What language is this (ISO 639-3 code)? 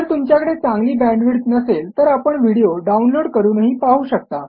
mar